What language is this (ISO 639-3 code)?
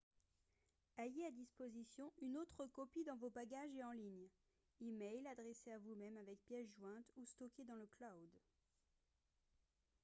fra